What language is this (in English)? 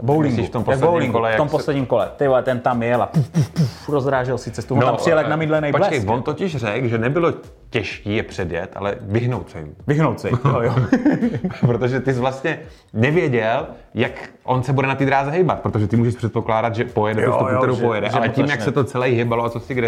Czech